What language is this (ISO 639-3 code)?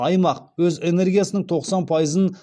kaz